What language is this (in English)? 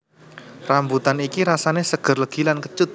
Javanese